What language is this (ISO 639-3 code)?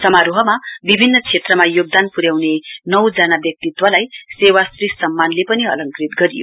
nep